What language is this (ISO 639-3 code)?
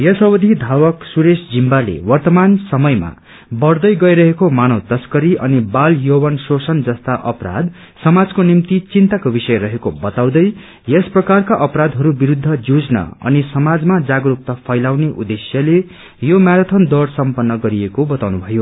nep